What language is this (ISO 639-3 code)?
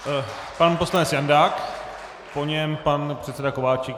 ces